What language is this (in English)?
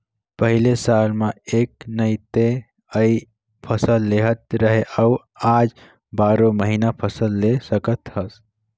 Chhattisgarhi